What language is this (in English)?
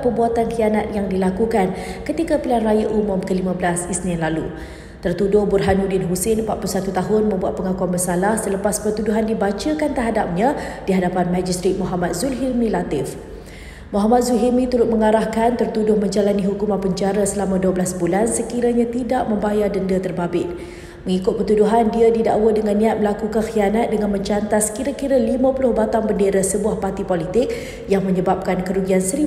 Malay